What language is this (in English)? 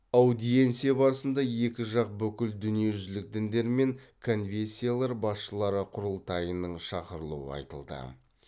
Kazakh